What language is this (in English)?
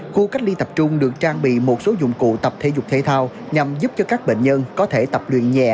Vietnamese